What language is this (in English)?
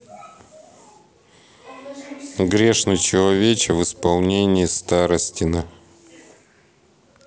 Russian